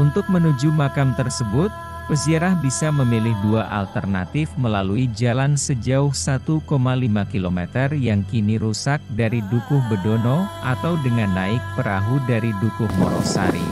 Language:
Indonesian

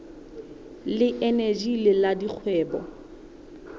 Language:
Southern Sotho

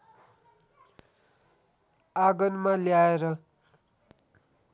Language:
Nepali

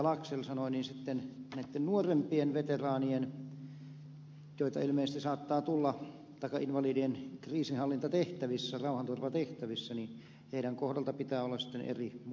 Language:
Finnish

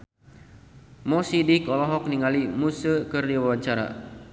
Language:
Sundanese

